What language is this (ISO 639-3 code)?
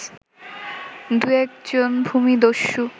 ben